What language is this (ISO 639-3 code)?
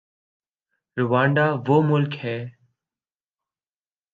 urd